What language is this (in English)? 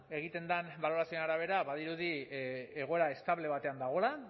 Basque